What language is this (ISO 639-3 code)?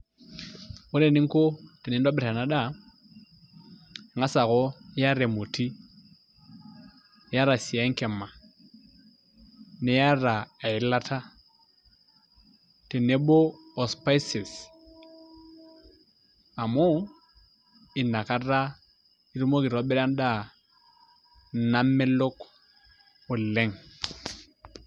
mas